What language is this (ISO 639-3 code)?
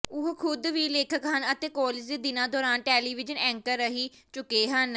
pan